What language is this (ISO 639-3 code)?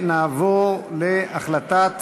heb